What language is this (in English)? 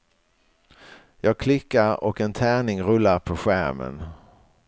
Swedish